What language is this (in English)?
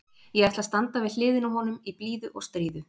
Icelandic